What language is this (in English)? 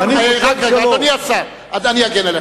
Hebrew